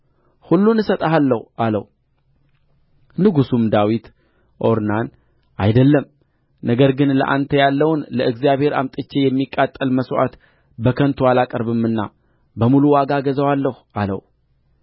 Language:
Amharic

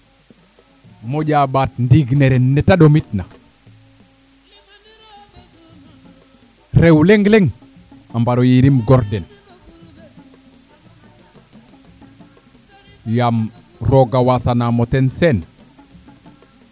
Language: Serer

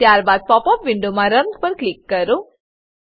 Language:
Gujarati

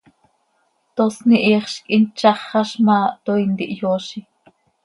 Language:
Seri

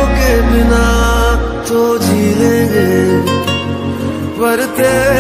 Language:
Arabic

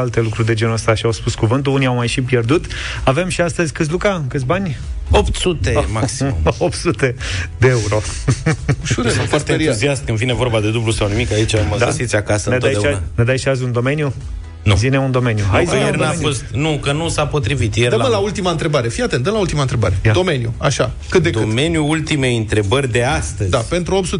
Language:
Romanian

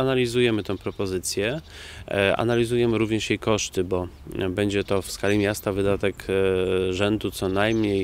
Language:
Polish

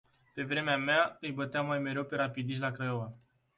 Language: Romanian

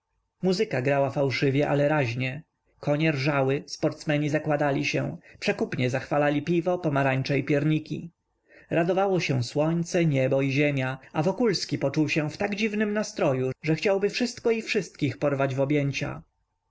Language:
Polish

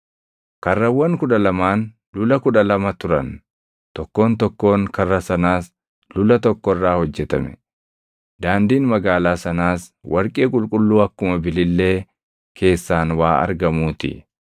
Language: Oromo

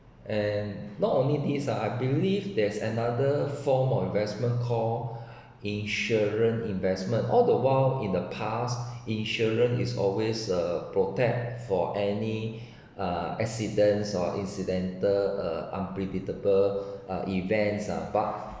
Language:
English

